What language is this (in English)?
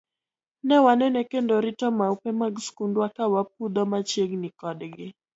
Luo (Kenya and Tanzania)